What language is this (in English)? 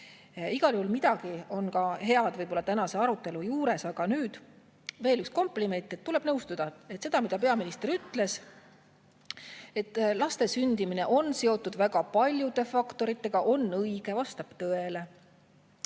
Estonian